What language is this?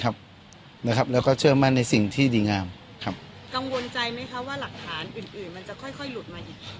Thai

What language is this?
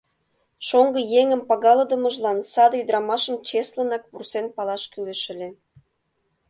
Mari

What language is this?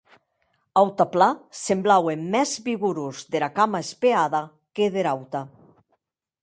Occitan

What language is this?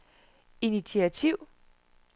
Danish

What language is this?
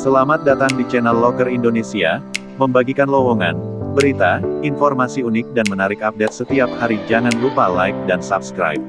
Indonesian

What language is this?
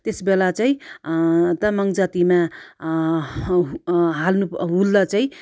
Nepali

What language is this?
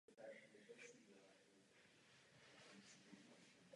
Czech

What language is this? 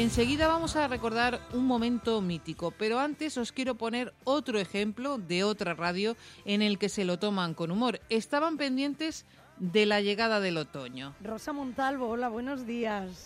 Spanish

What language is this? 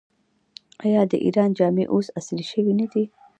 Pashto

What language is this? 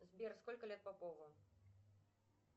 Russian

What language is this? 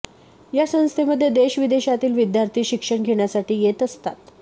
Marathi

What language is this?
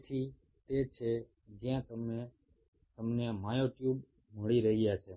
Gujarati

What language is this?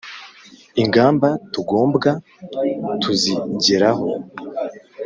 Kinyarwanda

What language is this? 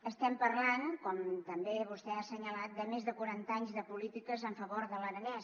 Catalan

